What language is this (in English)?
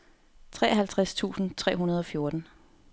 Danish